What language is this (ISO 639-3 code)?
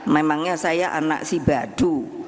ind